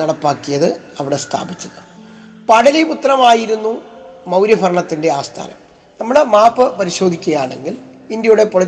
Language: Malayalam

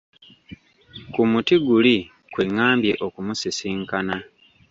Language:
Ganda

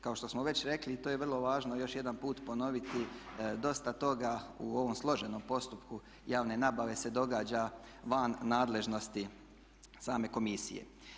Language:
Croatian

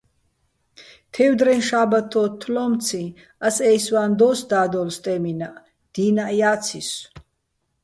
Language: Bats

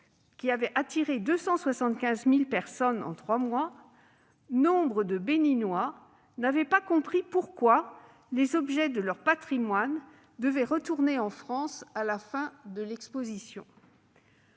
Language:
French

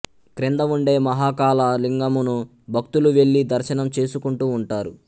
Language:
Telugu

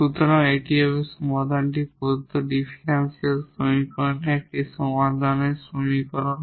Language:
Bangla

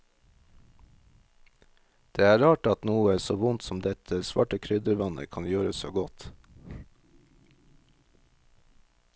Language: Norwegian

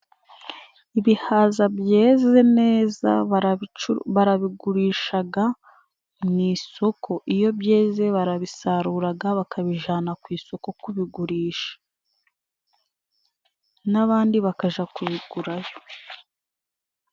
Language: Kinyarwanda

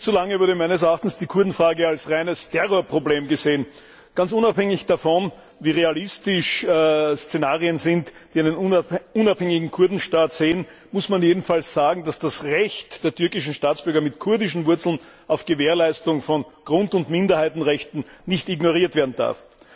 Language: German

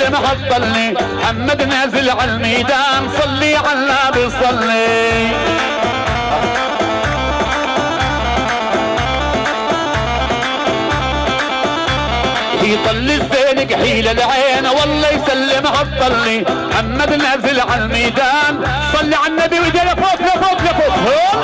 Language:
Arabic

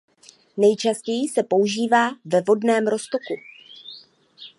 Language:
Czech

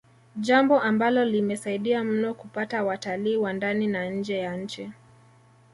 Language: Swahili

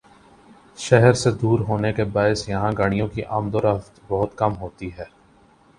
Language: Urdu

